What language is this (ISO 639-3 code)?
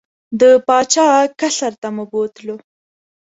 pus